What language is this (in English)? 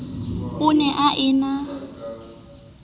Southern Sotho